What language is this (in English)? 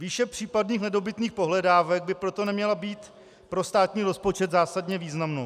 Czech